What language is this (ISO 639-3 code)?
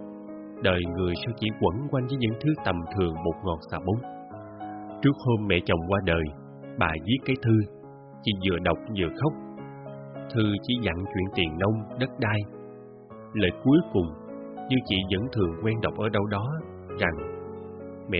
vie